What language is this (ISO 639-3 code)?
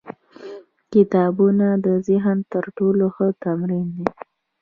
pus